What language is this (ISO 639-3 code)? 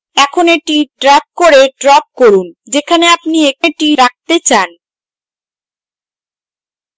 ben